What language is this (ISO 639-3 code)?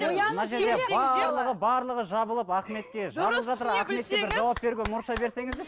kaz